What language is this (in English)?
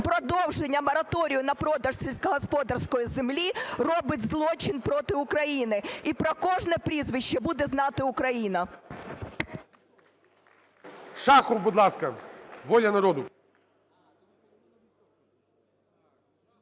Ukrainian